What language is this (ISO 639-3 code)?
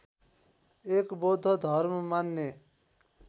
nep